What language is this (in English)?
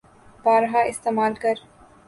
Urdu